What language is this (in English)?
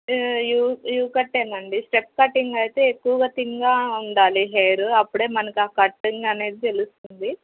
Telugu